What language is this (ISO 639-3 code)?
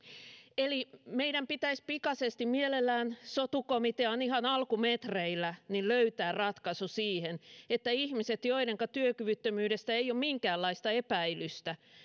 fin